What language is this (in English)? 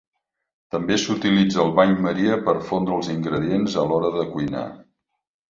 Catalan